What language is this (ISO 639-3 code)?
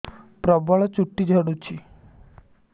ori